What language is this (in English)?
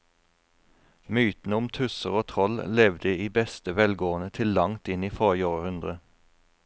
Norwegian